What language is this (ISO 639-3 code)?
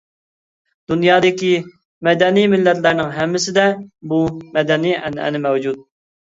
uig